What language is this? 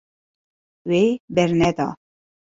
Kurdish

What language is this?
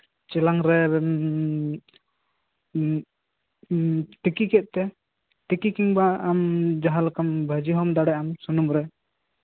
Santali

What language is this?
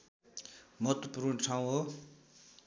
Nepali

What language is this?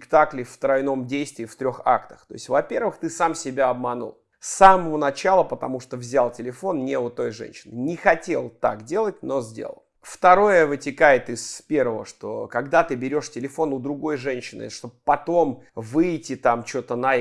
Russian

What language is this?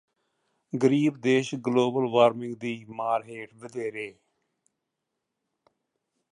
Punjabi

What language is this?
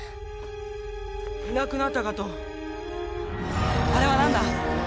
Japanese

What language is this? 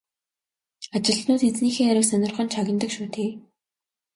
Mongolian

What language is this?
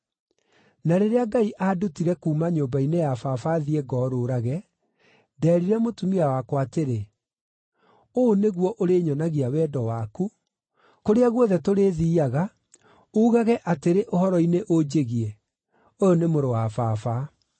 Kikuyu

